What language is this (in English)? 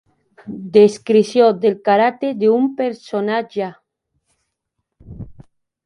Catalan